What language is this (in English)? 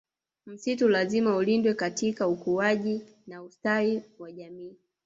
Swahili